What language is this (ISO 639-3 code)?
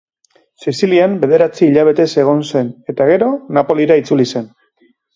eus